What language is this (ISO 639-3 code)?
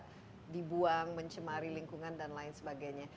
ind